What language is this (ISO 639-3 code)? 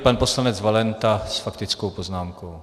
ces